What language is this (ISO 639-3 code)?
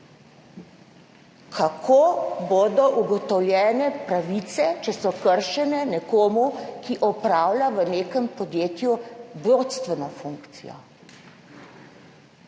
slv